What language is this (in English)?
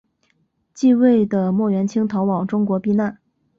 Chinese